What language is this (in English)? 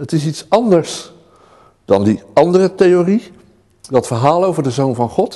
Dutch